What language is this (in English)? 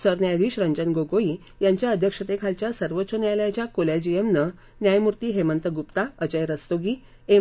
Marathi